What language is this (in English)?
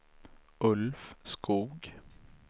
Swedish